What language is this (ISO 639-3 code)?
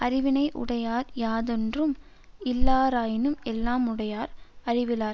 tam